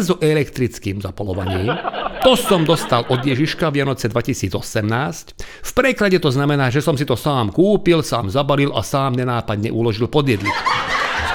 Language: Slovak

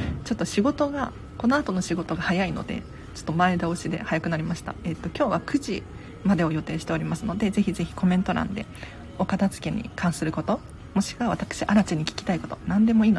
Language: Japanese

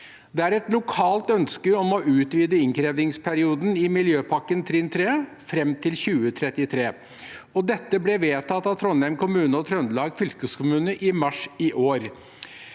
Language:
Norwegian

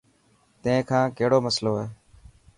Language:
Dhatki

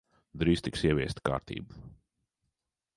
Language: Latvian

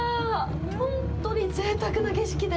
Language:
Japanese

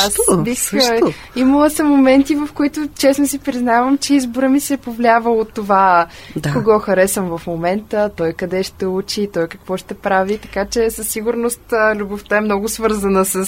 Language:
Bulgarian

